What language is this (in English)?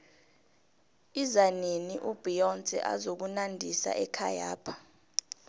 South Ndebele